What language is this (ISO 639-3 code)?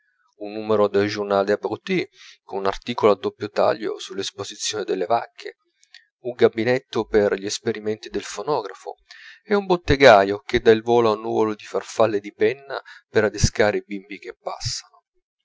ita